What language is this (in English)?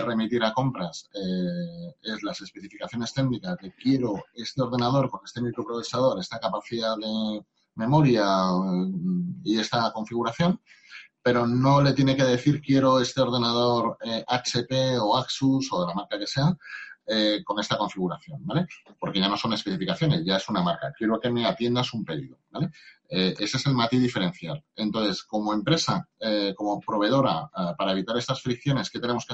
Spanish